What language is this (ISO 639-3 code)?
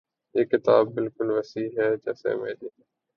urd